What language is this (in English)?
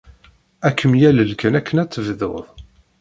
Kabyle